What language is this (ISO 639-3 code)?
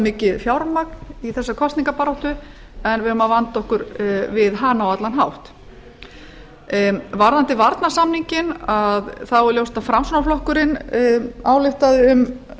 isl